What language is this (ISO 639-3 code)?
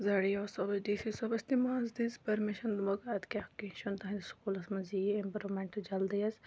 kas